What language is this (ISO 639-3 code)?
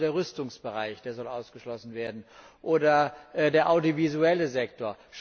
deu